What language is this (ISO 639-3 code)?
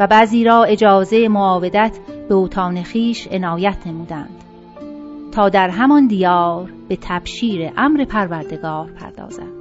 fas